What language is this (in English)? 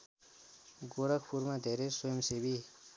Nepali